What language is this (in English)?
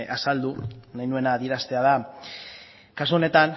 Basque